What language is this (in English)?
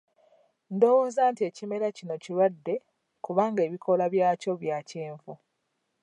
Ganda